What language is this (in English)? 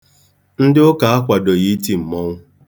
Igbo